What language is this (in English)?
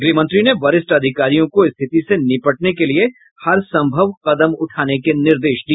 Hindi